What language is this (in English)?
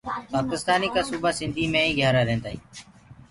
Gurgula